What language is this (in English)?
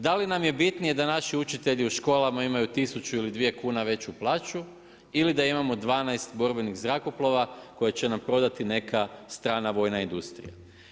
Croatian